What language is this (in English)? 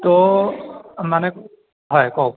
Assamese